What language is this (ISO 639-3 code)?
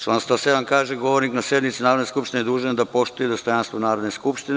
srp